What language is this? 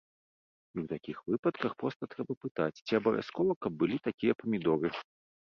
Belarusian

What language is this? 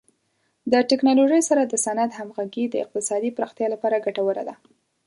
Pashto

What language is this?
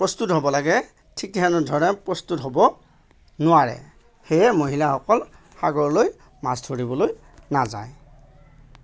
Assamese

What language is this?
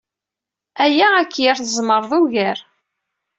Kabyle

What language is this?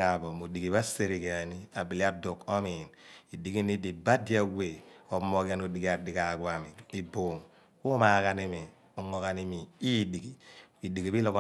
Abua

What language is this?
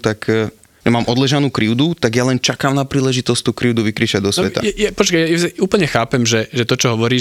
Slovak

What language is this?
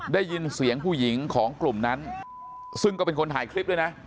Thai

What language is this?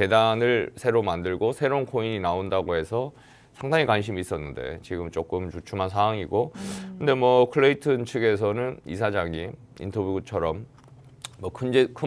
Korean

